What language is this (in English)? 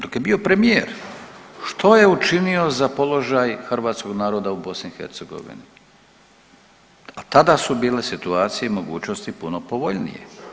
Croatian